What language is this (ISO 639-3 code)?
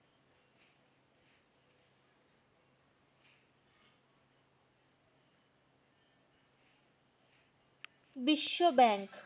ben